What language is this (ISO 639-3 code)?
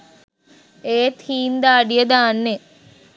sin